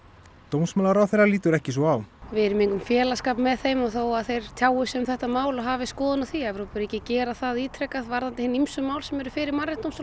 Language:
Icelandic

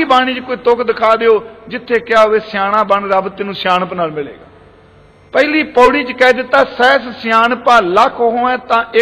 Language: Punjabi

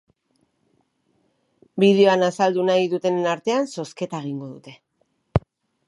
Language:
Basque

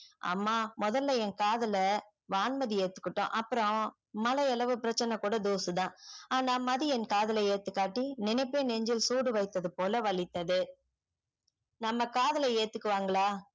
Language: Tamil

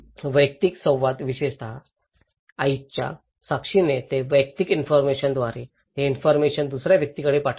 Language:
Marathi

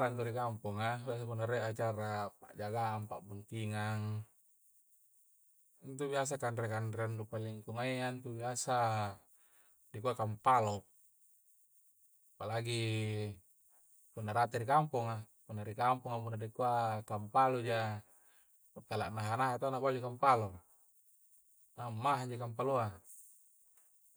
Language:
Coastal Konjo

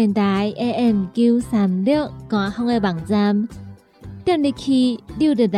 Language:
Chinese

